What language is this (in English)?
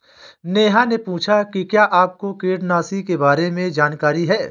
Hindi